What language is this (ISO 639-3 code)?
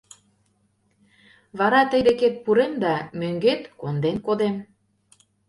chm